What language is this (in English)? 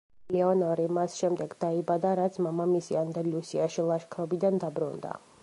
Georgian